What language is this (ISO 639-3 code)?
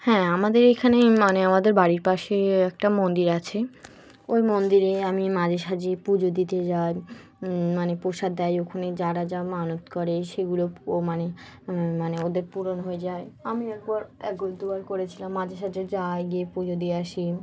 ben